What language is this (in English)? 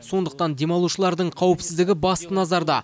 Kazakh